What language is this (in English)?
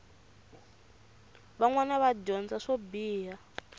Tsonga